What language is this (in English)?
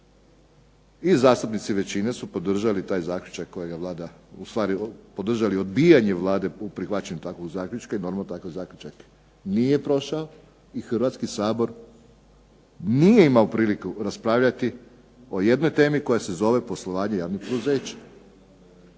Croatian